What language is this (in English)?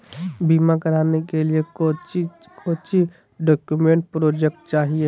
Magahi